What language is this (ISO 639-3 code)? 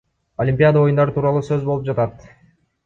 kir